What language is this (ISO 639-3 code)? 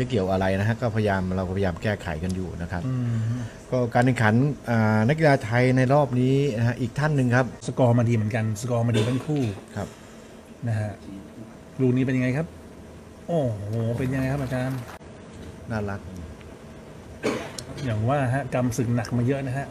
tha